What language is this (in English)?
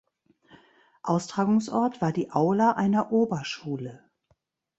German